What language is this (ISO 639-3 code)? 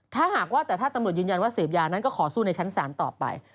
tha